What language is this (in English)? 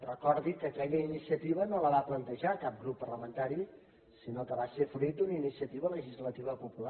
Catalan